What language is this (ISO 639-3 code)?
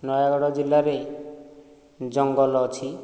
ori